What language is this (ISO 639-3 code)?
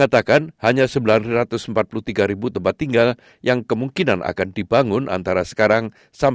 ind